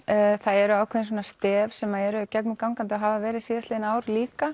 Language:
Icelandic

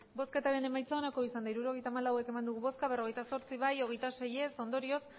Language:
Basque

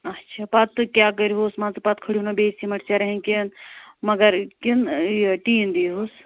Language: Kashmiri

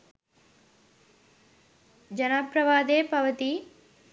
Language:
Sinhala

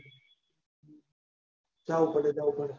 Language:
Gujarati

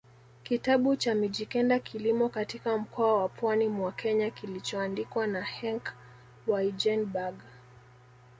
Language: Swahili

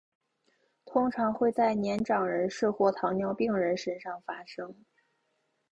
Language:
Chinese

